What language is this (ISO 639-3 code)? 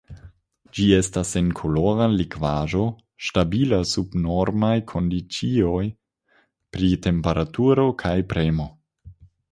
epo